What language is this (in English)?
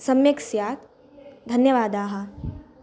Sanskrit